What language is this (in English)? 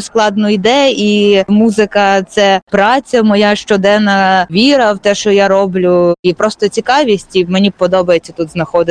Ukrainian